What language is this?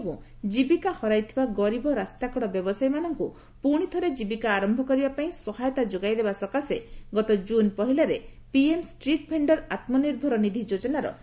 Odia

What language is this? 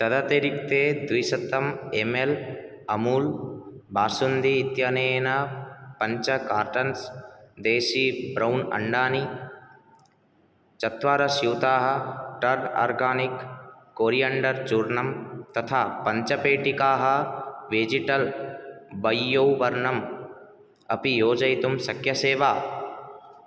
Sanskrit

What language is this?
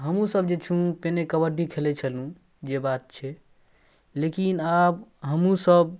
Maithili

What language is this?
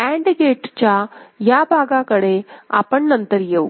Marathi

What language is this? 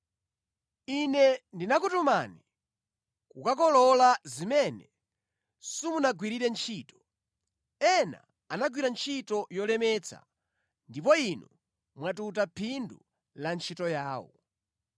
Nyanja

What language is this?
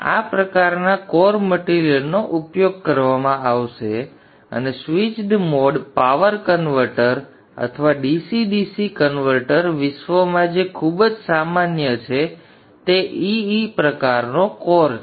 Gujarati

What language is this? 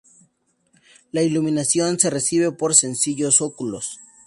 Spanish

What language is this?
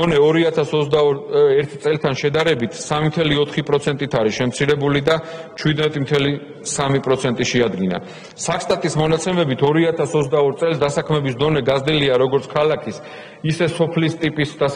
Romanian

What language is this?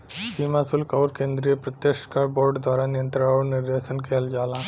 Bhojpuri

